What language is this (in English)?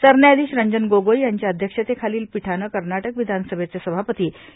Marathi